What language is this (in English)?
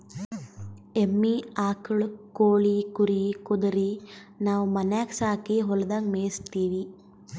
Kannada